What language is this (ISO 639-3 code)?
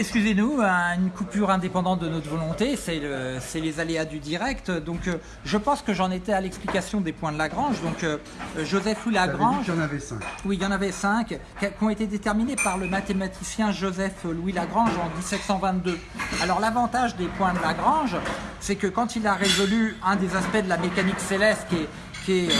fra